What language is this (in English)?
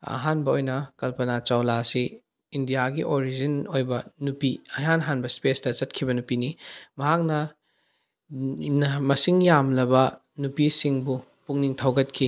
Manipuri